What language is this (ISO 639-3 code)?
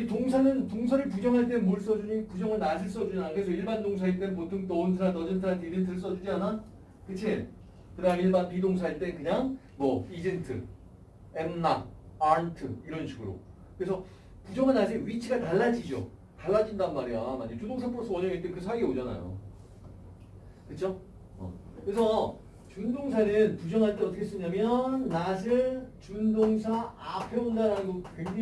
kor